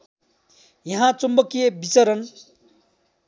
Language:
Nepali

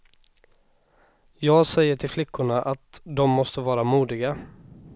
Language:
Swedish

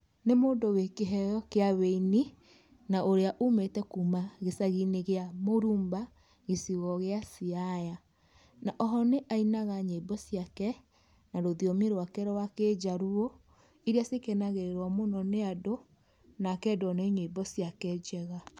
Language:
Kikuyu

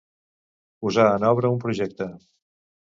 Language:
Catalan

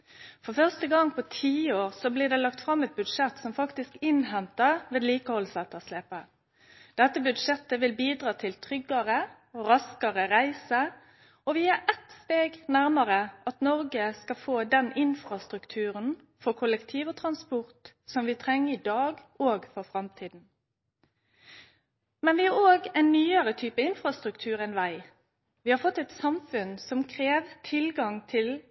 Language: Norwegian Nynorsk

